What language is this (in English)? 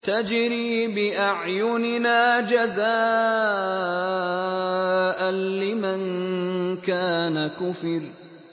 Arabic